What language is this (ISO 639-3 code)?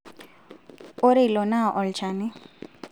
mas